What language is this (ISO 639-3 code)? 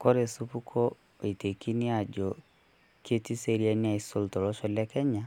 mas